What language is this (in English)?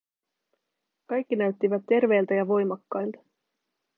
Finnish